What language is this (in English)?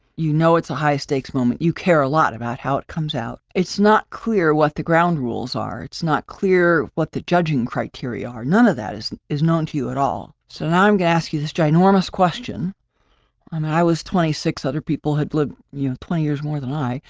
English